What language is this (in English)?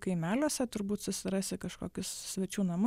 Lithuanian